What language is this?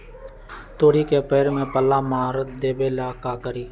Magahi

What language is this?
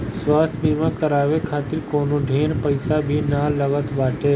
Bhojpuri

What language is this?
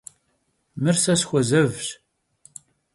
Kabardian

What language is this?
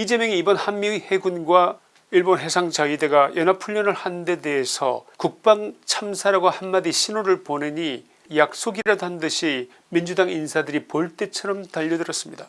Korean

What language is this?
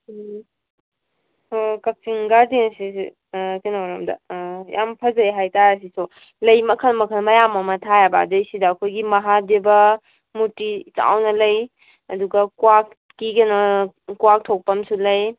Manipuri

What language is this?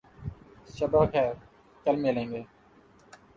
Urdu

